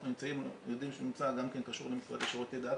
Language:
Hebrew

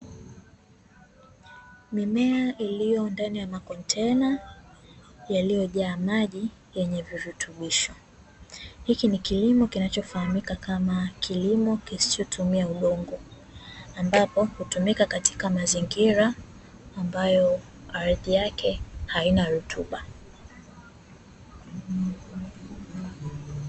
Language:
Swahili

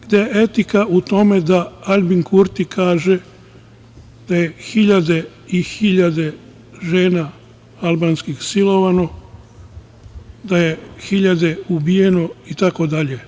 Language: Serbian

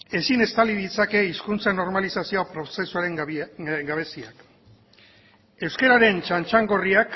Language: Basque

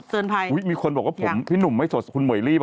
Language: Thai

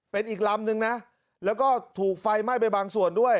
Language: Thai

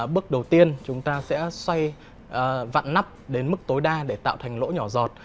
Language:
Vietnamese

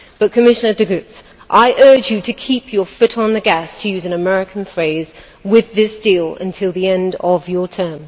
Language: English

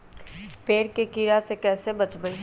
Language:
Magahi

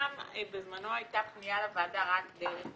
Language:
Hebrew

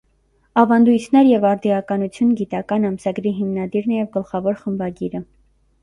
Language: Armenian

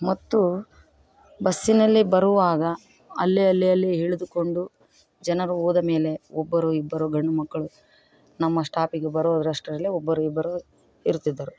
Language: Kannada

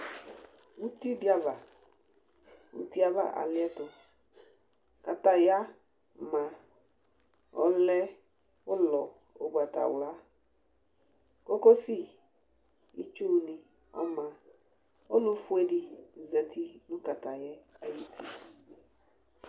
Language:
Ikposo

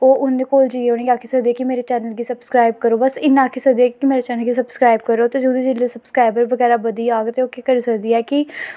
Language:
Dogri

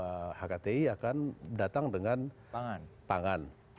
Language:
Indonesian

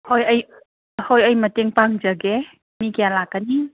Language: Manipuri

